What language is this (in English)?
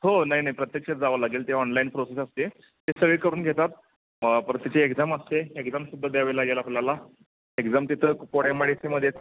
Marathi